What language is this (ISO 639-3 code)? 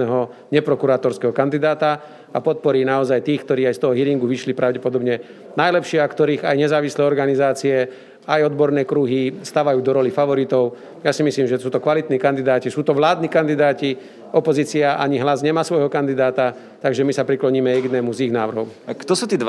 slk